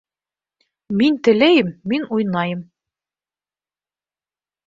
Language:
Bashkir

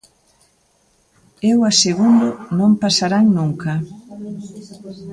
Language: Galician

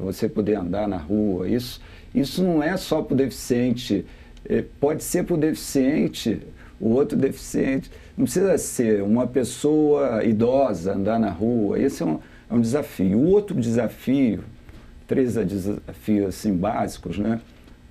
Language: Portuguese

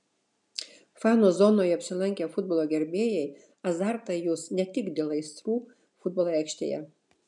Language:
Lithuanian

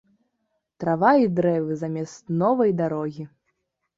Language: Belarusian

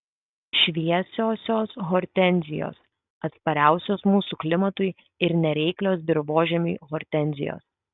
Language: Lithuanian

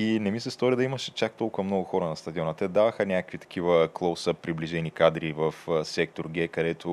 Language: Bulgarian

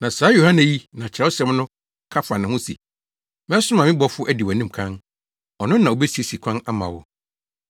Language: Akan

